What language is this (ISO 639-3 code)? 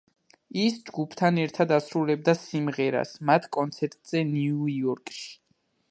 kat